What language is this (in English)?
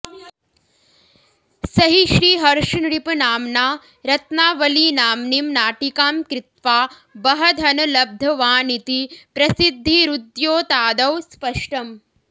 Sanskrit